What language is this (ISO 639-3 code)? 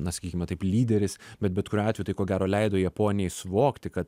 lit